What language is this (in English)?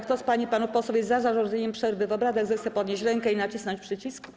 Polish